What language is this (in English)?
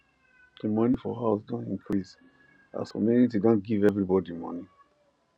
Nigerian Pidgin